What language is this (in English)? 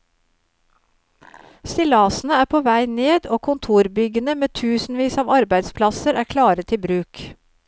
Norwegian